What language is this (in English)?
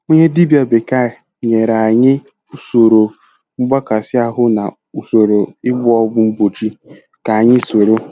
Igbo